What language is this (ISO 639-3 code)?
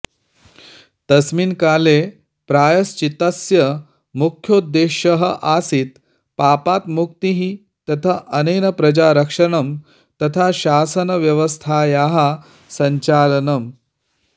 san